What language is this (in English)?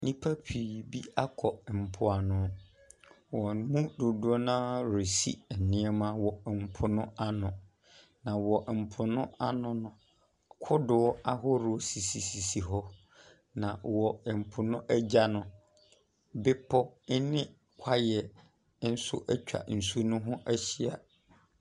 Akan